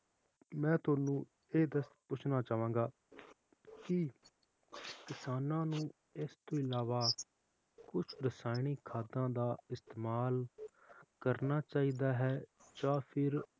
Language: Punjabi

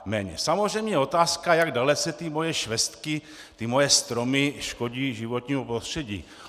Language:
Czech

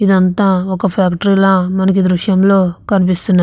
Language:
Telugu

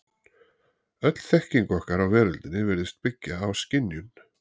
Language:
Icelandic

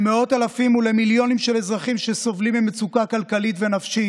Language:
Hebrew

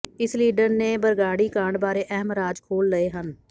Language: Punjabi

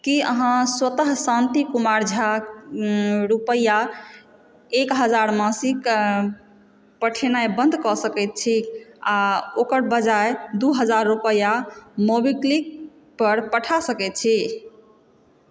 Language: Maithili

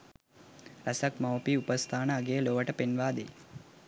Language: Sinhala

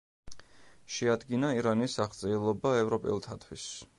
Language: Georgian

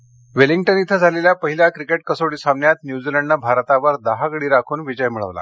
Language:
Marathi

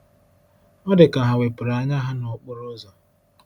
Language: Igbo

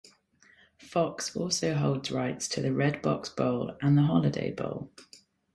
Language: English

